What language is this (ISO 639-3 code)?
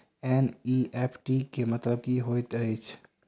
mai